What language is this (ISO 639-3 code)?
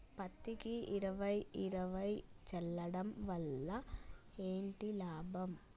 tel